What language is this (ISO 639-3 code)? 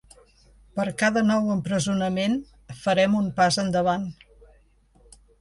cat